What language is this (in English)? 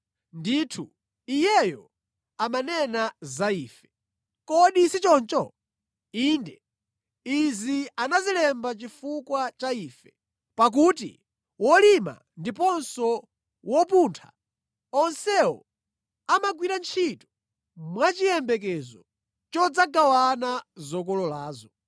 Nyanja